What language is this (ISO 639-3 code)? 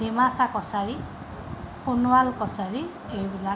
asm